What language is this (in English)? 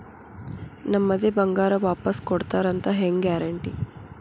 Kannada